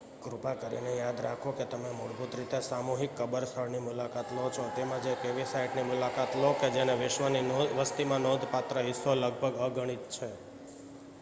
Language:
Gujarati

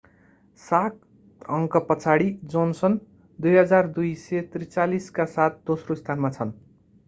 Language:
Nepali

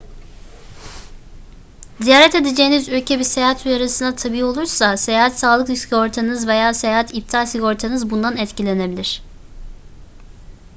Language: Turkish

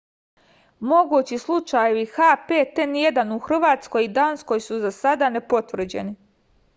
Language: Serbian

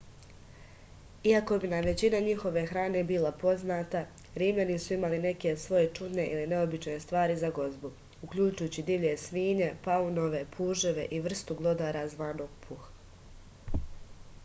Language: Serbian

